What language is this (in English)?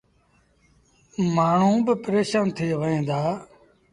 Sindhi Bhil